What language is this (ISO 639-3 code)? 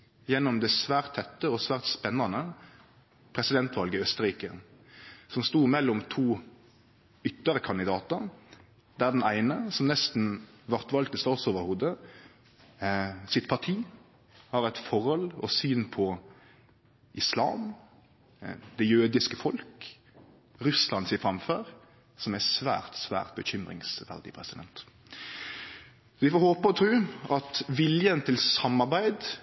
nno